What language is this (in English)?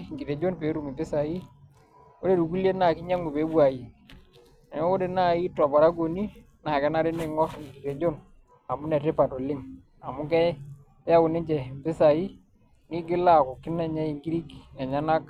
Masai